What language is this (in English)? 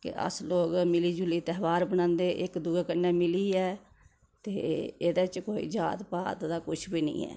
Dogri